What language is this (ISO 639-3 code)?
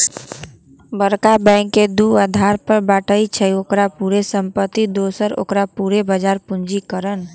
mag